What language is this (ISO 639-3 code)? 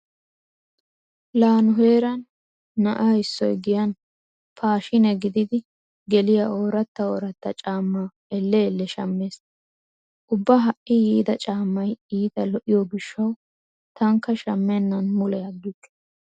wal